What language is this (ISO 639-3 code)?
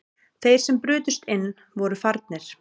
isl